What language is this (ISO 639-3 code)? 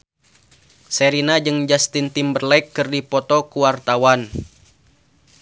sun